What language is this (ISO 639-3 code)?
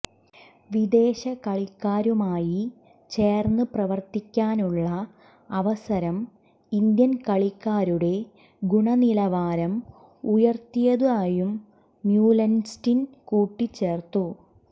mal